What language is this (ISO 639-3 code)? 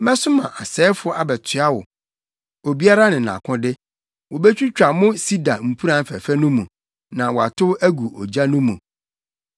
aka